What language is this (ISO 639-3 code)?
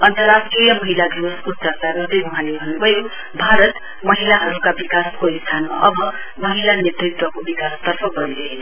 nep